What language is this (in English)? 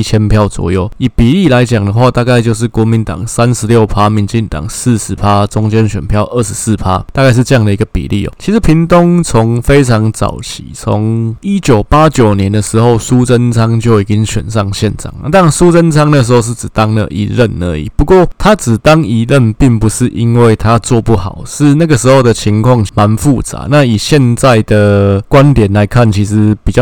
Chinese